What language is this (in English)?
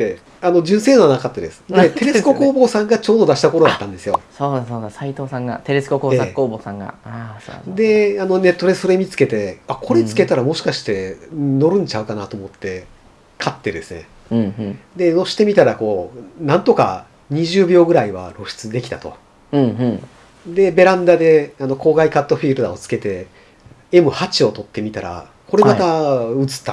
Japanese